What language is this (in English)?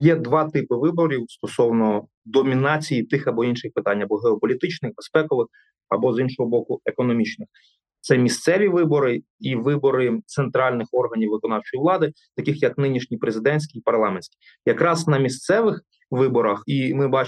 Ukrainian